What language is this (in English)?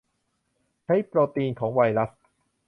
Thai